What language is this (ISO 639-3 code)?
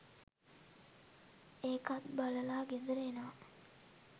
sin